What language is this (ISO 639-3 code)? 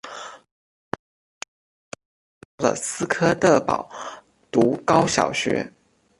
zho